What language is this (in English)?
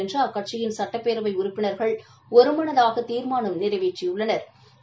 Tamil